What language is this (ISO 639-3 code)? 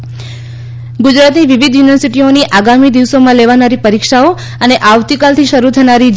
guj